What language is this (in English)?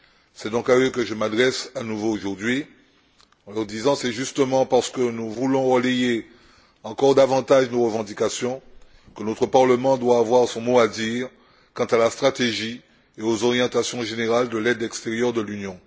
French